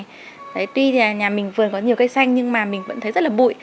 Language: Vietnamese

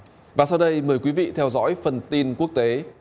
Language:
Vietnamese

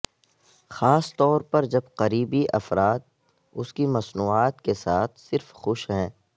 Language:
Urdu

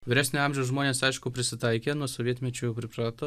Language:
Lithuanian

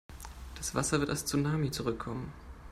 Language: German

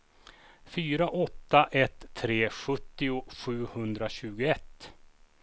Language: Swedish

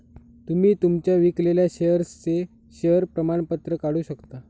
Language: Marathi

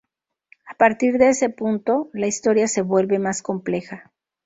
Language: Spanish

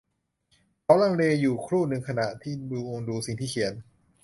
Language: Thai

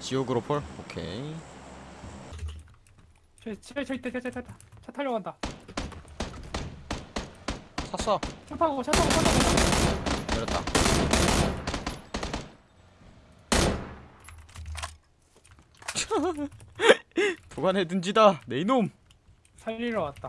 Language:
Korean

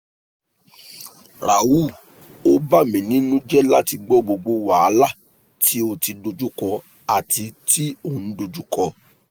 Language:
Yoruba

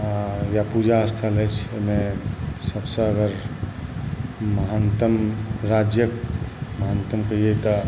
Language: Maithili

